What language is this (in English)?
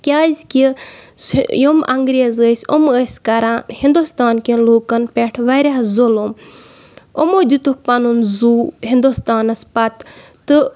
Kashmiri